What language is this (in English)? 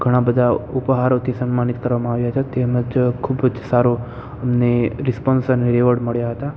Gujarati